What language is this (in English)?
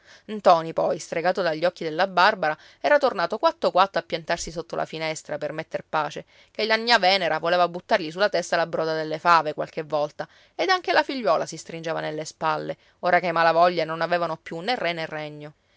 Italian